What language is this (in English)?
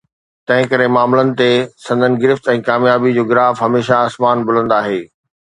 Sindhi